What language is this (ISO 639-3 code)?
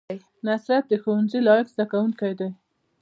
pus